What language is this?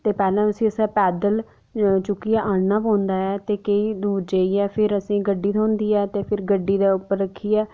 Dogri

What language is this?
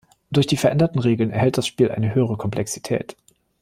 German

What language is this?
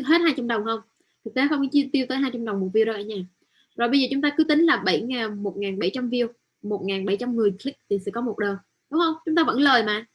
Vietnamese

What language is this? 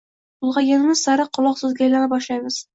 Uzbek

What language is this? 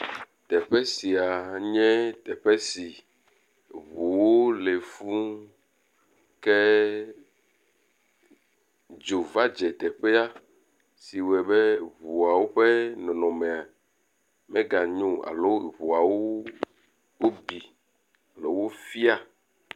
Ewe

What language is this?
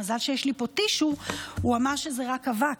Hebrew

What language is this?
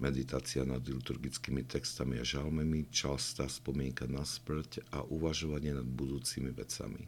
Slovak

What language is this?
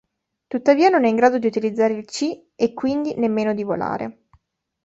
Italian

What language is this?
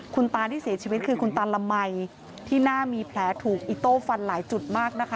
Thai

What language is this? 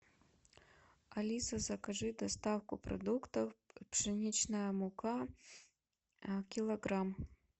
Russian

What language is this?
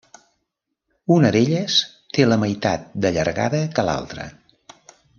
Catalan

